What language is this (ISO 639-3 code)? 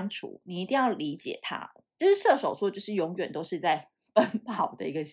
zho